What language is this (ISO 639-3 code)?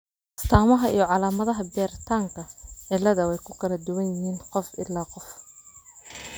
som